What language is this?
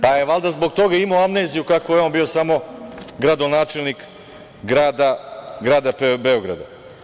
Serbian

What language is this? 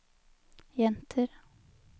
Norwegian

